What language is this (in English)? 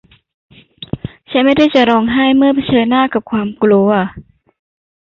Thai